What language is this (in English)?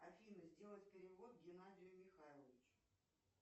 Russian